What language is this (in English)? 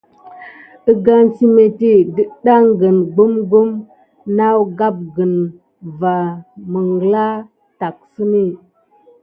Gidar